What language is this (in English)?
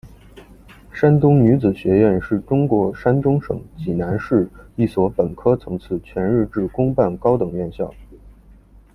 Chinese